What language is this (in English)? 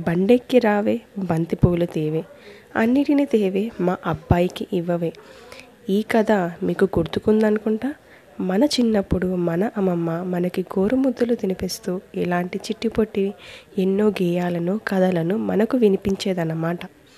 Telugu